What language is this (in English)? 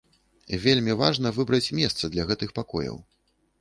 Belarusian